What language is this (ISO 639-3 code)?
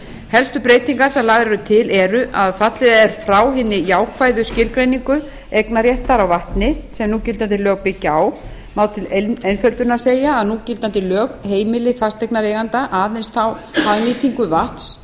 isl